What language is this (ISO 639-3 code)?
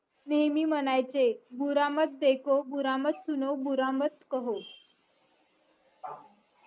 mar